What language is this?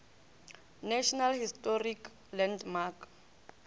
Northern Sotho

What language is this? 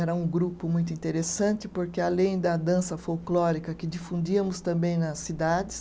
Portuguese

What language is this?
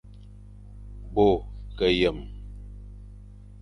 Fang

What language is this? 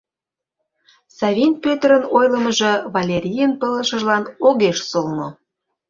Mari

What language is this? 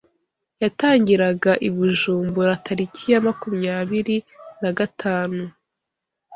Kinyarwanda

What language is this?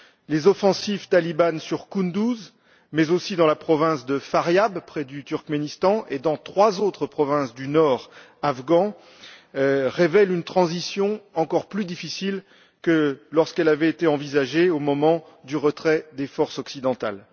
French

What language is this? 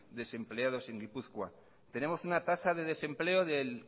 Spanish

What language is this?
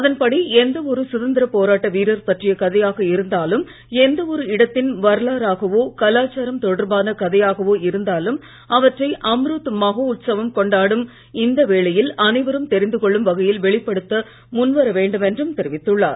Tamil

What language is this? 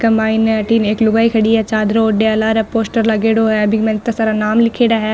Marwari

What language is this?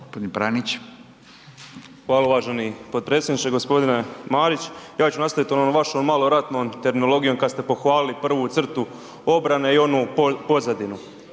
Croatian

